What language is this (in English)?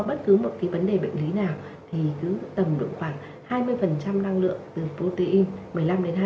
Vietnamese